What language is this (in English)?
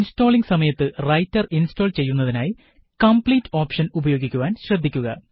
Malayalam